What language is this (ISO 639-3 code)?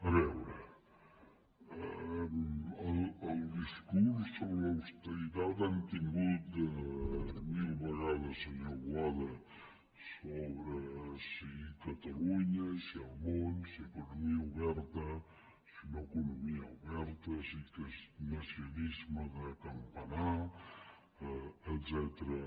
cat